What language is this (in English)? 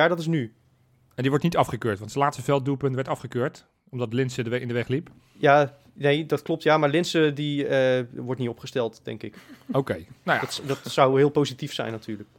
Dutch